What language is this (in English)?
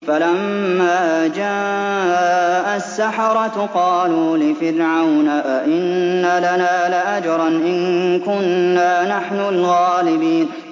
Arabic